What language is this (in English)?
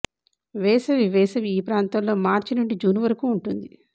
Telugu